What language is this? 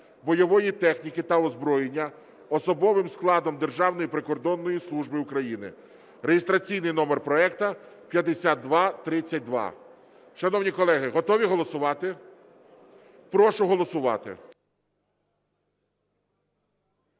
Ukrainian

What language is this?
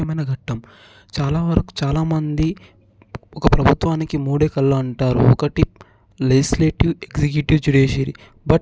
Telugu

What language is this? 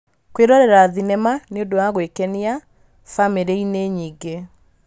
Kikuyu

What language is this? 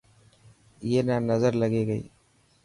Dhatki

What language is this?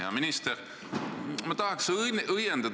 Estonian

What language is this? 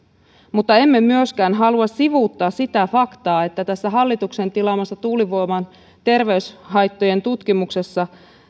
Finnish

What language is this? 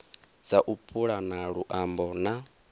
Venda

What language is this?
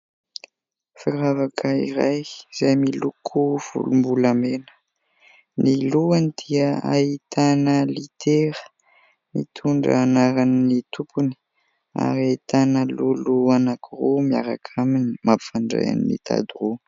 Malagasy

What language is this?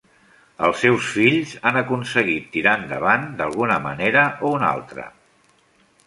Catalan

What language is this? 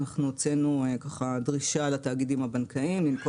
Hebrew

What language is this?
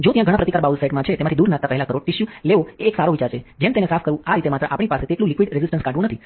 Gujarati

